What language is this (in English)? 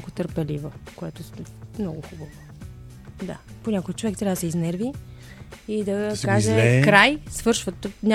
Bulgarian